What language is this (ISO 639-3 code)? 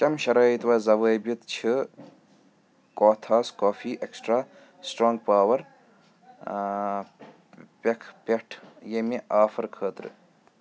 kas